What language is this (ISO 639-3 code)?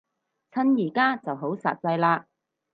yue